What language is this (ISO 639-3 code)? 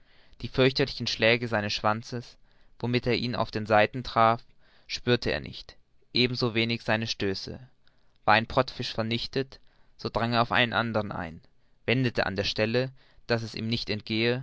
deu